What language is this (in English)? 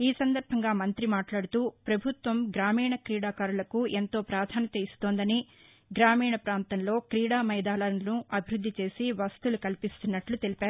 Telugu